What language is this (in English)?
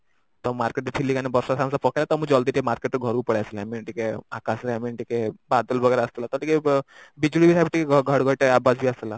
Odia